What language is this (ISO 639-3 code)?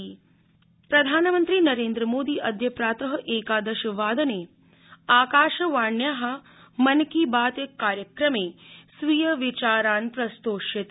san